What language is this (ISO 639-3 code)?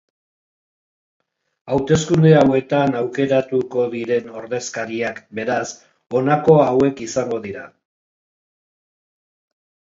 eus